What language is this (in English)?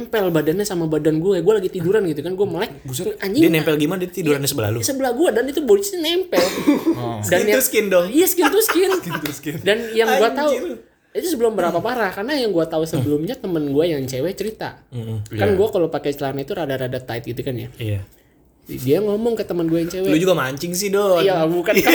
Indonesian